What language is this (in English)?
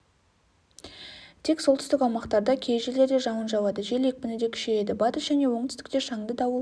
Kazakh